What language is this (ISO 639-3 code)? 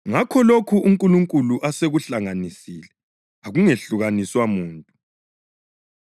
nde